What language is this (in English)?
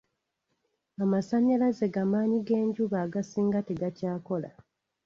Ganda